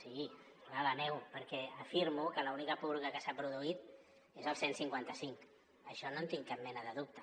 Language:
Catalan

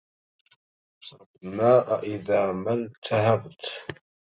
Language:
Arabic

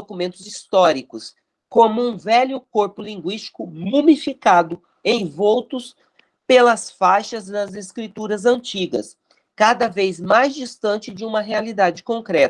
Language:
Portuguese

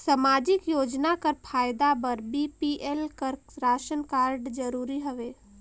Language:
Chhattisgarhi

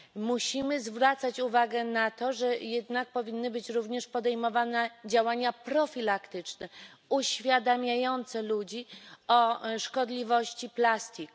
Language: Polish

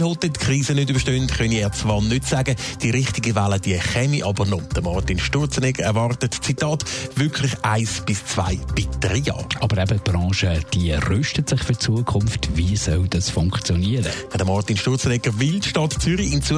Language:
German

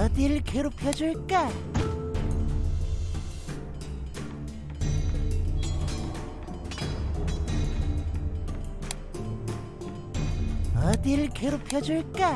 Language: Korean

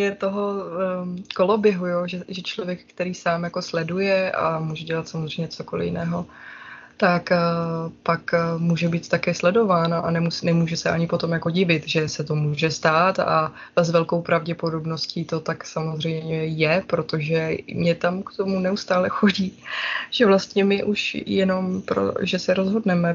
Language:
Czech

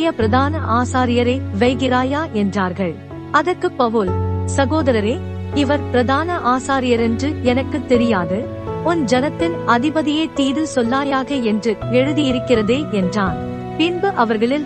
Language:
Tamil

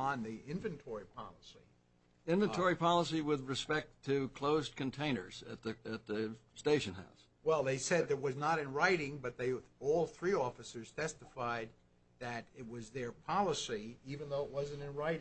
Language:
English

